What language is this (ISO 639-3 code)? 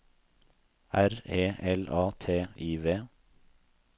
nor